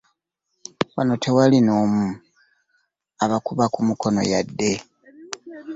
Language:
Ganda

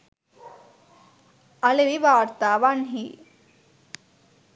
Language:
Sinhala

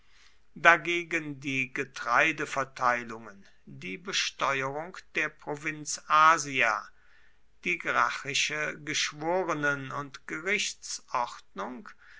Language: German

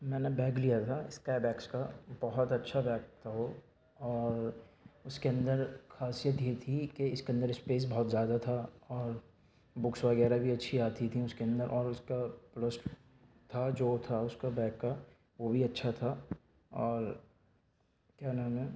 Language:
Urdu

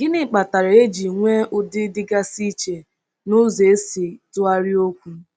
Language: Igbo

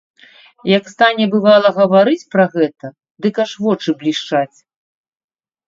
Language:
Belarusian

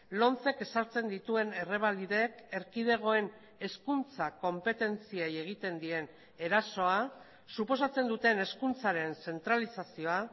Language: Basque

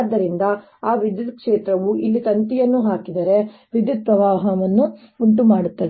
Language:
Kannada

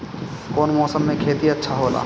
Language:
Bhojpuri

